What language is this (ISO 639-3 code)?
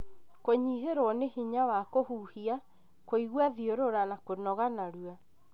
kik